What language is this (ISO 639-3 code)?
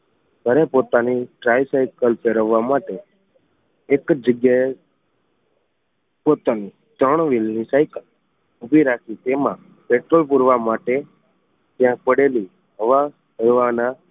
guj